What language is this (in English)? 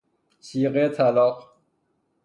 Persian